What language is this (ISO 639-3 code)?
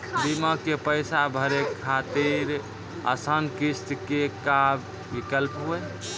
mai